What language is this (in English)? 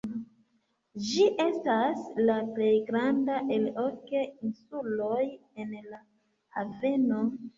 Esperanto